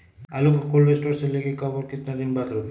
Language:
Magahi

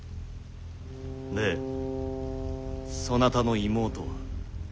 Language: Japanese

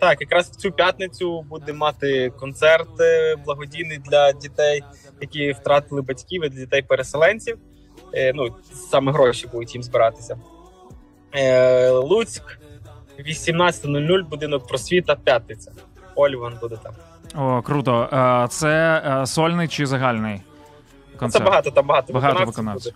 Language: Ukrainian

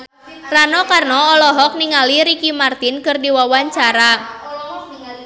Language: Sundanese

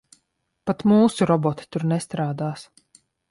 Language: Latvian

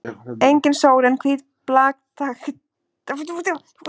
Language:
Icelandic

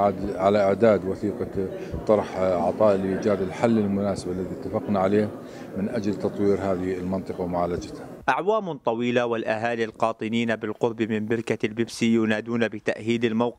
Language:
Arabic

